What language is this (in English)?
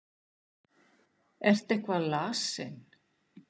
Icelandic